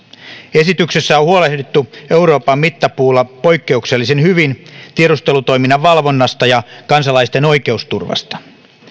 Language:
Finnish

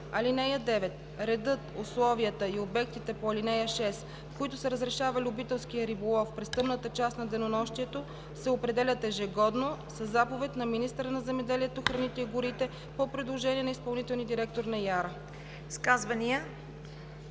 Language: Bulgarian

